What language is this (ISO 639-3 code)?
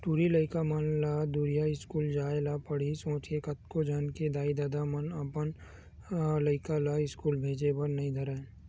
hne